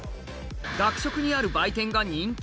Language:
Japanese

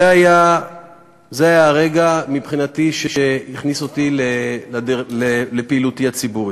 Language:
Hebrew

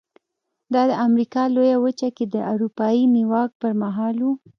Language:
Pashto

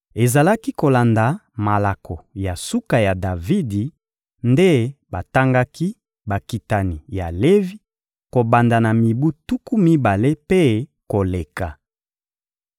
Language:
Lingala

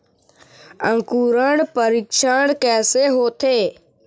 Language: Chhattisgarhi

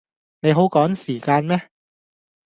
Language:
Cantonese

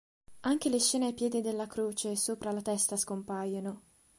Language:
Italian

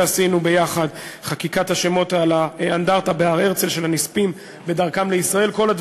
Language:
Hebrew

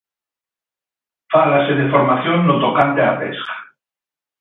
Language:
Galician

